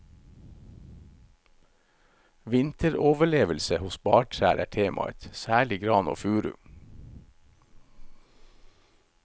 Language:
Norwegian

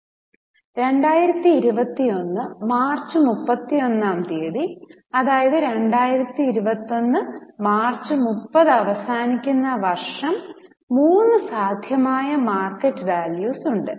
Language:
Malayalam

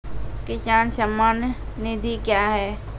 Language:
Maithili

